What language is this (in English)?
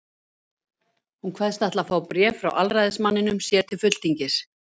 Icelandic